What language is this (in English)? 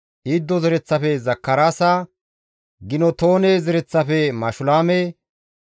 Gamo